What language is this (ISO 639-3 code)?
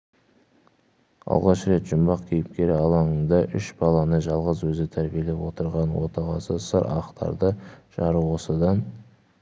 kaz